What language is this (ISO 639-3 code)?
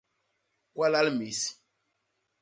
bas